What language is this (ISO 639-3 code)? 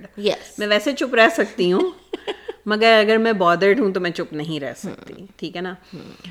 urd